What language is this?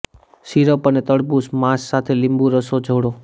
Gujarati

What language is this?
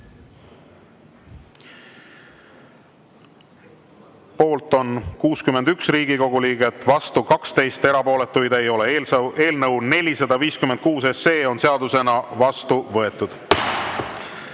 Estonian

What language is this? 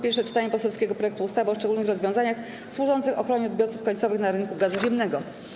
Polish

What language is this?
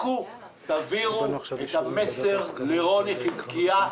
Hebrew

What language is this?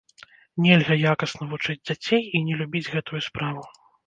Belarusian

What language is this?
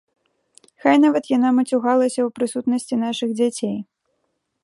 Belarusian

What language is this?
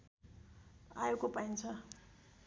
Nepali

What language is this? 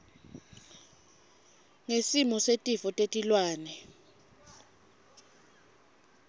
Swati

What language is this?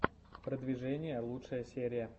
Russian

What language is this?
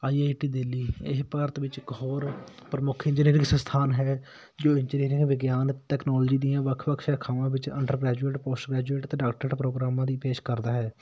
Punjabi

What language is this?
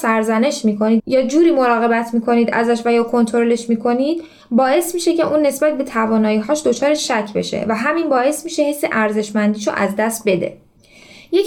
Persian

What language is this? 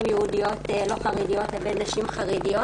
Hebrew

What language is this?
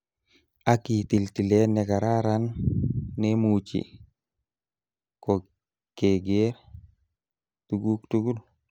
Kalenjin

